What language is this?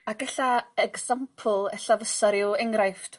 Welsh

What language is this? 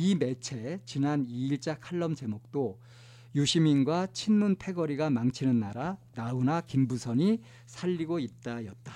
Korean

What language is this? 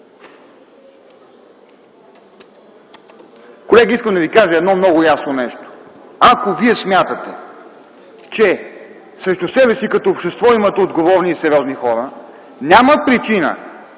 Bulgarian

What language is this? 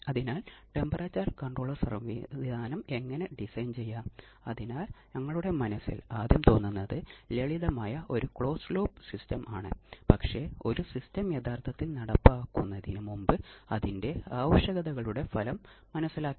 Malayalam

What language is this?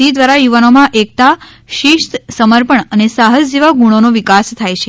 Gujarati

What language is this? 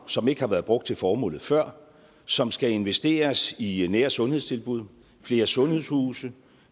Danish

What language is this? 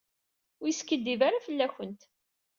Kabyle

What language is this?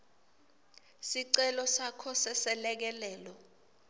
Swati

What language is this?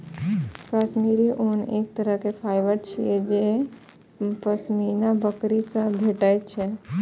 Maithili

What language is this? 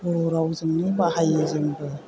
Bodo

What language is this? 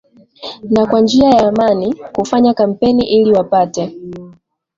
Swahili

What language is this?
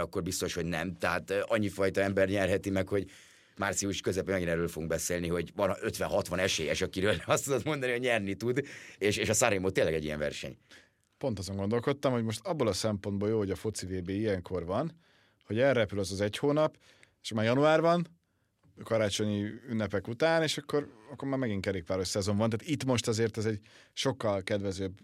Hungarian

